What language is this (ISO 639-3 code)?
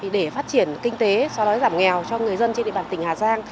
vie